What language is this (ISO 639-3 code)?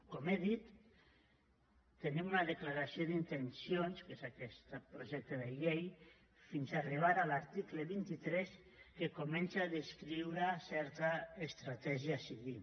cat